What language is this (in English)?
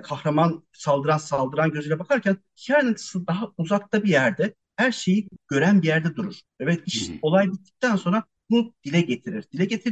Turkish